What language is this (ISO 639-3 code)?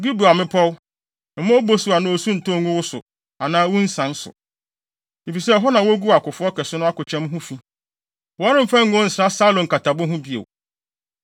aka